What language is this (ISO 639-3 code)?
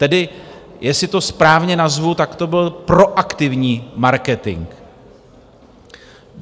ces